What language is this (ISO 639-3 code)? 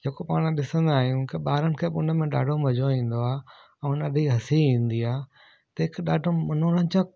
snd